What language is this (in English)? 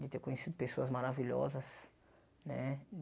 Portuguese